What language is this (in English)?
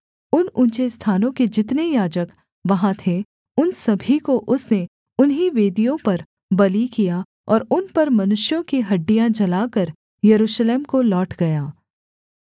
Hindi